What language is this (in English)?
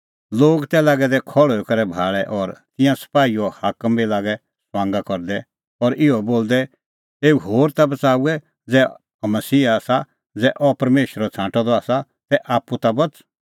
Kullu Pahari